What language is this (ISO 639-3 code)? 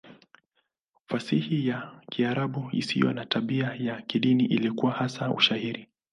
swa